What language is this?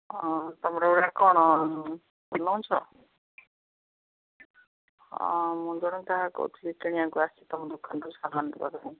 Odia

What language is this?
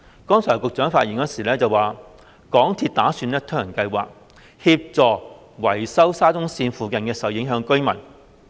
Cantonese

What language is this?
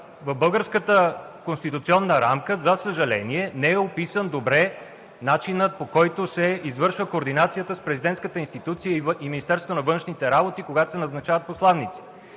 Bulgarian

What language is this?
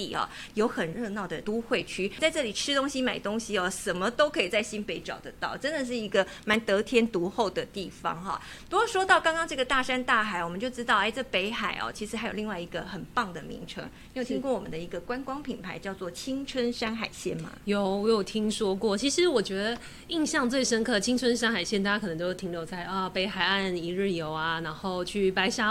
Chinese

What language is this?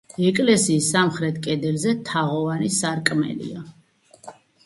Georgian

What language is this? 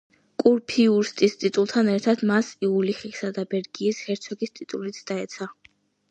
Georgian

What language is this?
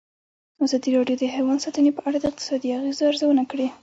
Pashto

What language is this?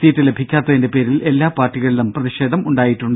Malayalam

